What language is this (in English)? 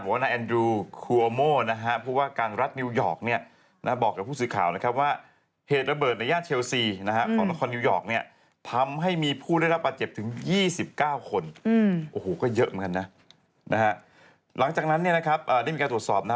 Thai